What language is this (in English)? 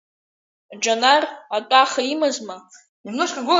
Abkhazian